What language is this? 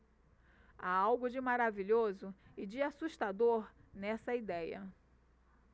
Portuguese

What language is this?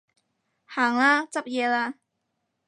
Cantonese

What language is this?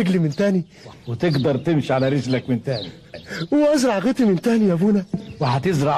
Arabic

